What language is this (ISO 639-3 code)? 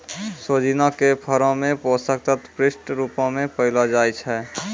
mai